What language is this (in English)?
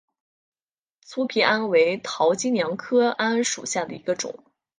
Chinese